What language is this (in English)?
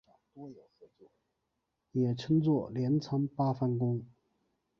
Chinese